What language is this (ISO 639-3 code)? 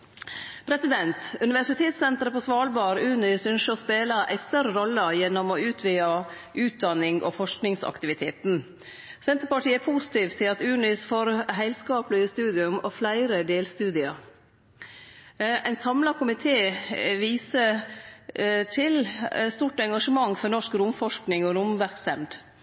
nno